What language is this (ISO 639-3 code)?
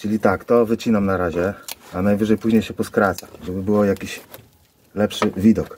pol